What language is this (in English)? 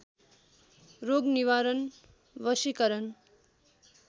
Nepali